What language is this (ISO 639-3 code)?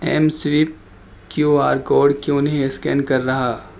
urd